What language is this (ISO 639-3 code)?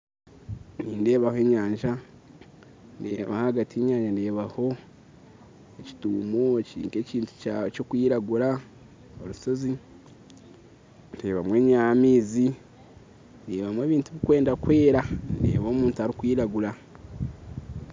nyn